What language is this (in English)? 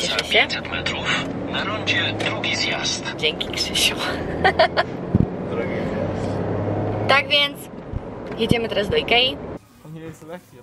Polish